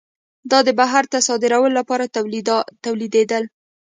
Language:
Pashto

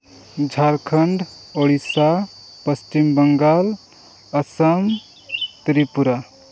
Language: Santali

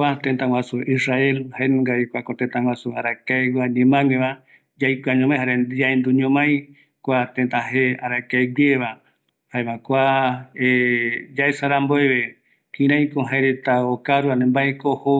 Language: Eastern Bolivian Guaraní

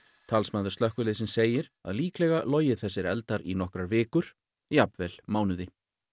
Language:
Icelandic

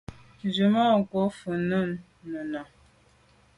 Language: Medumba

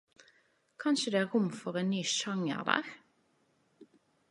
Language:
Norwegian Nynorsk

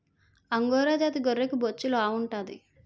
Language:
Telugu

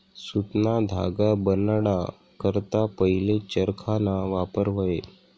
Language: Marathi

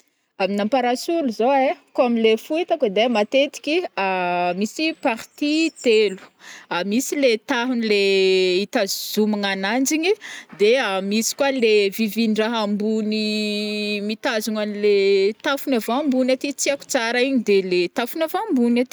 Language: Northern Betsimisaraka Malagasy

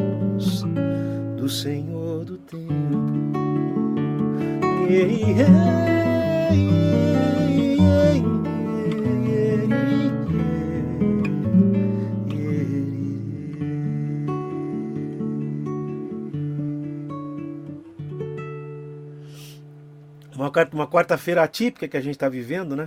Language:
Portuguese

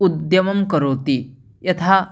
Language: Sanskrit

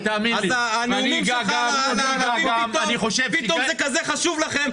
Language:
Hebrew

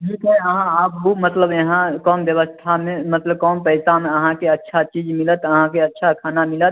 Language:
Maithili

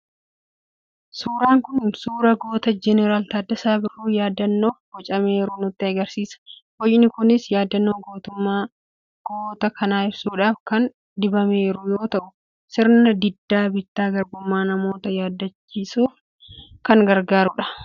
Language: Oromo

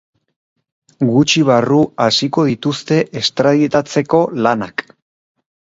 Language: Basque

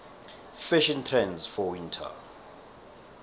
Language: South Ndebele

